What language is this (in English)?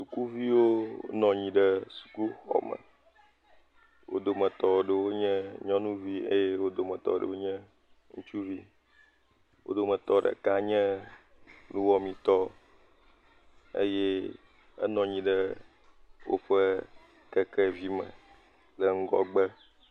Ewe